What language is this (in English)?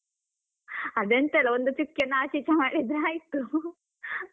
Kannada